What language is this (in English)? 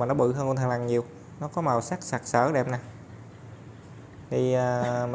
Vietnamese